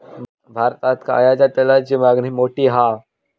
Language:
Marathi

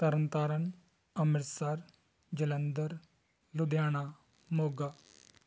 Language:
Punjabi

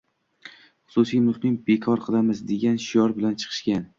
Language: Uzbek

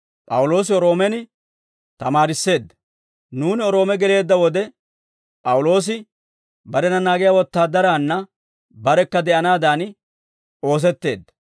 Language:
Dawro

